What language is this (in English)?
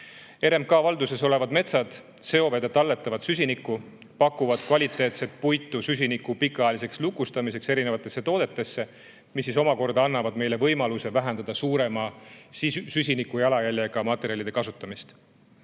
Estonian